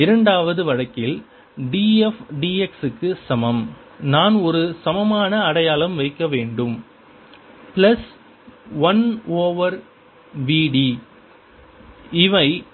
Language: Tamil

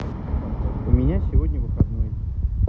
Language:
Russian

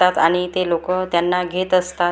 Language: Marathi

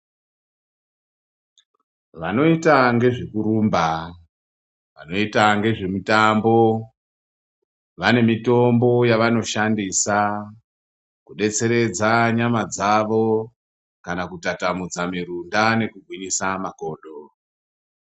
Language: Ndau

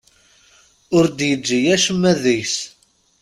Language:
Kabyle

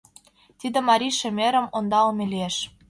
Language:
Mari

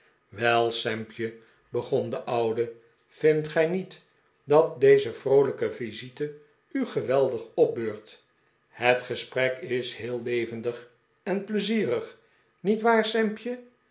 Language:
Dutch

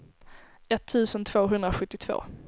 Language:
Swedish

